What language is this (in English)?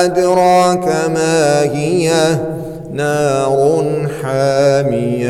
Arabic